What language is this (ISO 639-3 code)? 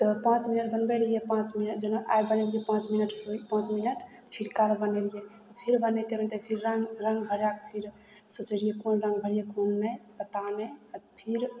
mai